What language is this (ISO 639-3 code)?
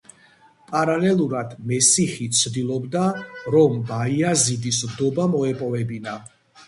kat